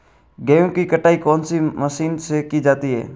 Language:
Hindi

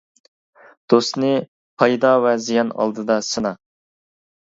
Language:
Uyghur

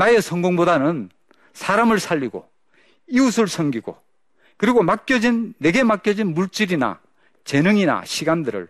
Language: Korean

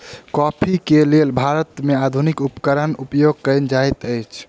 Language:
Maithili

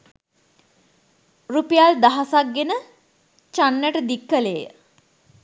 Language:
Sinhala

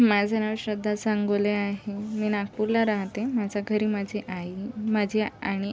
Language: Marathi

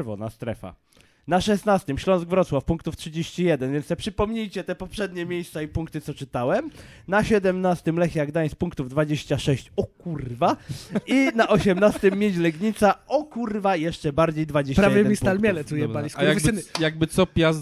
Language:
Polish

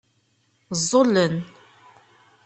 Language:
Kabyle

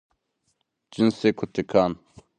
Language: Zaza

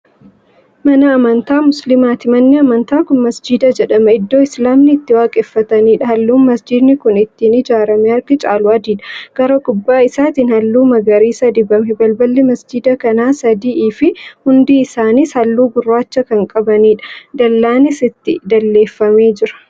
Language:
Oromo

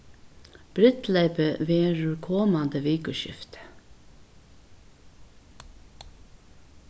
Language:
Faroese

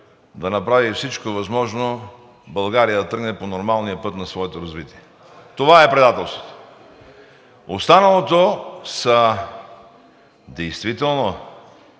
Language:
Bulgarian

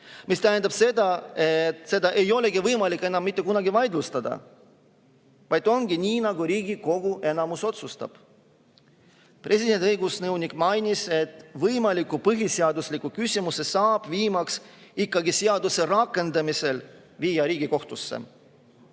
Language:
Estonian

